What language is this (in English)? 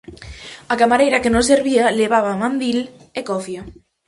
Galician